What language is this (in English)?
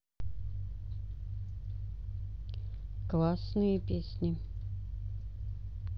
Russian